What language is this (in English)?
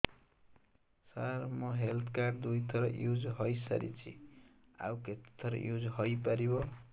Odia